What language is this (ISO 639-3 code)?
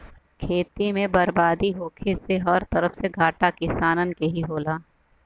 bho